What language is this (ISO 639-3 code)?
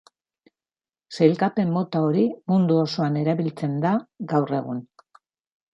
eus